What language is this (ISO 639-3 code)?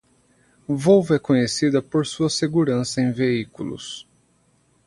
por